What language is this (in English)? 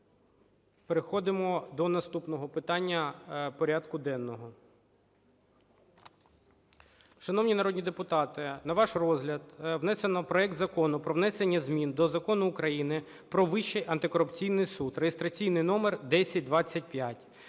Ukrainian